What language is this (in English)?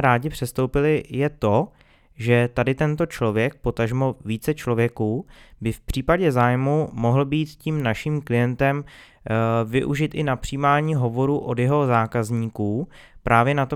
Czech